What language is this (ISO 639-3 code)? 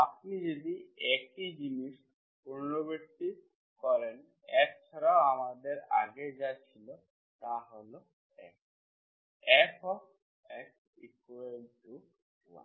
ben